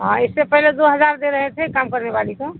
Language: Urdu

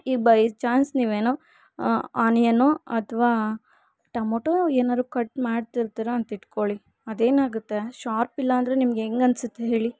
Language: Kannada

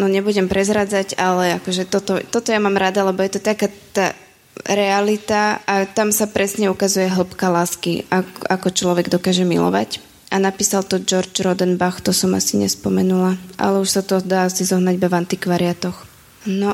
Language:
Slovak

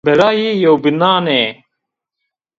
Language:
Zaza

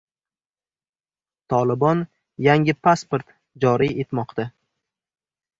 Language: Uzbek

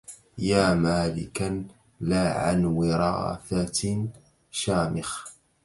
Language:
Arabic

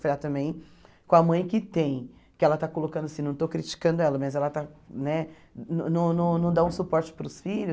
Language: Portuguese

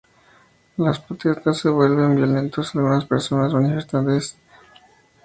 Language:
Spanish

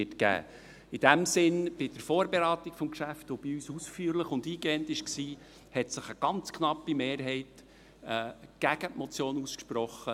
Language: Swiss German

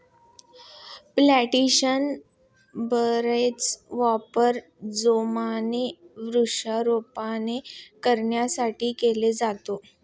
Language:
Marathi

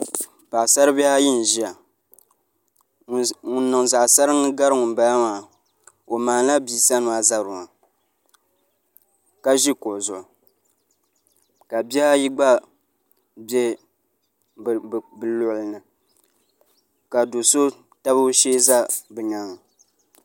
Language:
Dagbani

